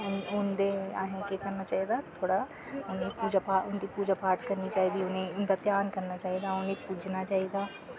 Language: Dogri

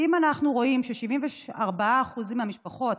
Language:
Hebrew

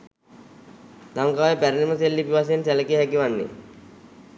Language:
Sinhala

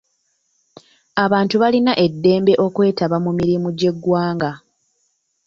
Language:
Ganda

